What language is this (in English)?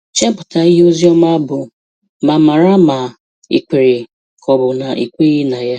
Igbo